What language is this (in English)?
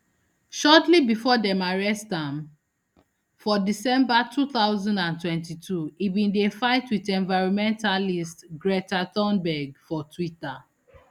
Nigerian Pidgin